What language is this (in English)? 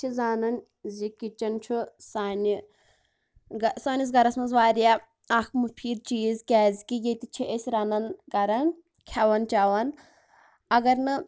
Kashmiri